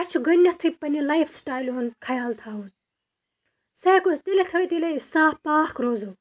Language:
Kashmiri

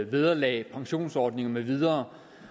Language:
Danish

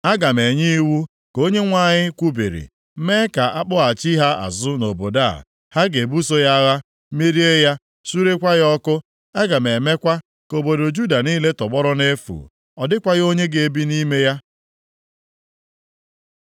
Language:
Igbo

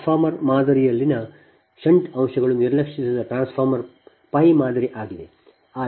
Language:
Kannada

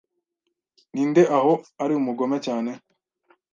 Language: Kinyarwanda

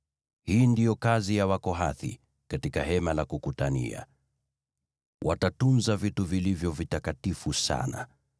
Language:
Swahili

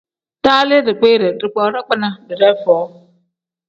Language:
Tem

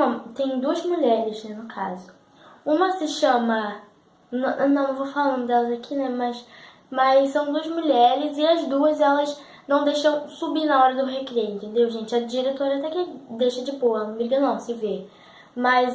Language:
Portuguese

